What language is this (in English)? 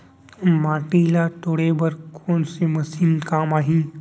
Chhattisgarhi